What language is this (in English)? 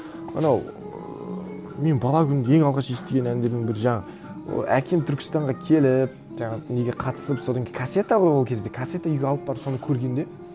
Kazakh